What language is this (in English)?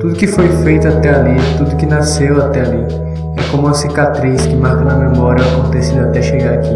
Portuguese